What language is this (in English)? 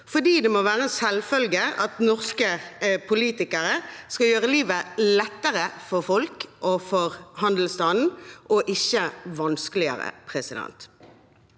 Norwegian